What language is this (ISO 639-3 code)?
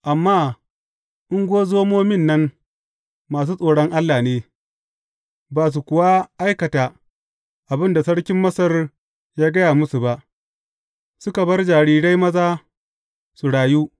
hau